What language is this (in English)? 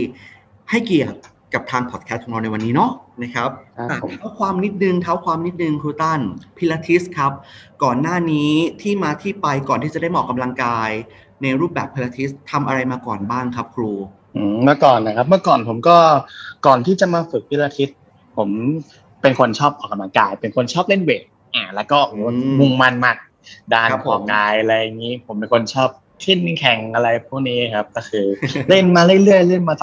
Thai